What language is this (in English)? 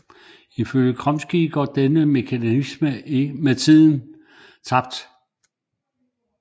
Danish